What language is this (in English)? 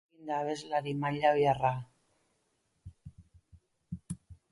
Basque